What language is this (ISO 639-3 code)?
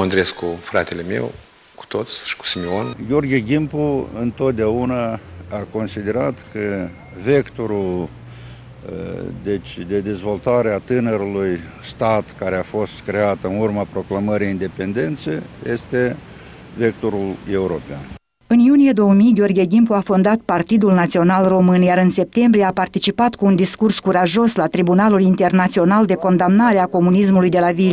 ron